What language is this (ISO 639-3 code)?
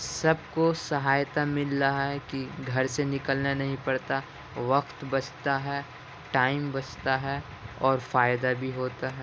urd